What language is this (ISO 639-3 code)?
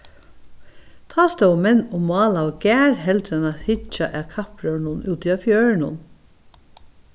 fao